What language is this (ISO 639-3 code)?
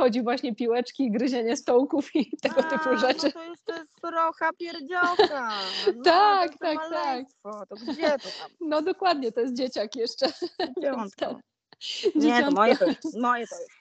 pol